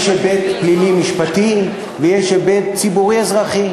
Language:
Hebrew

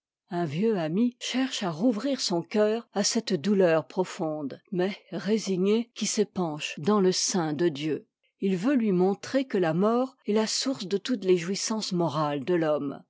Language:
French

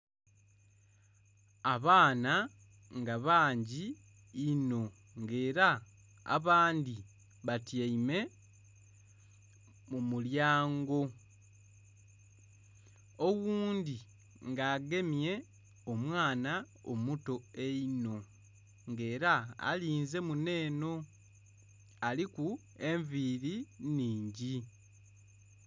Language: Soga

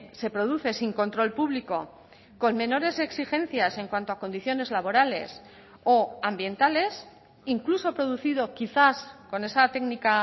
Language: Spanish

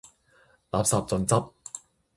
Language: Cantonese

